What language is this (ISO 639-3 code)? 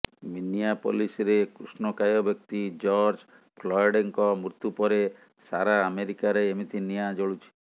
ori